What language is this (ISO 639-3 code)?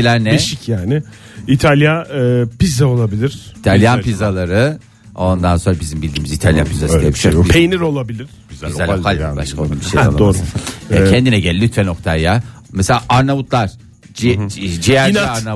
tur